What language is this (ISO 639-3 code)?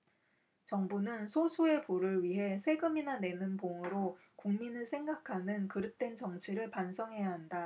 kor